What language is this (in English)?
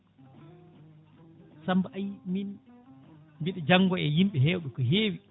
Fula